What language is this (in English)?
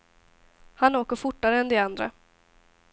Swedish